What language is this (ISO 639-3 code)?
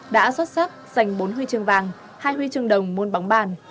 vie